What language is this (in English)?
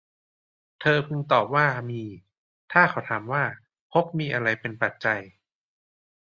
Thai